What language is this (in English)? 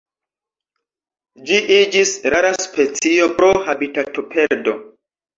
Esperanto